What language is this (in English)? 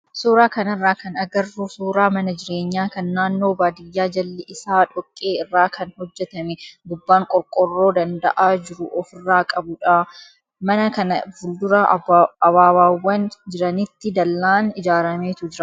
Oromo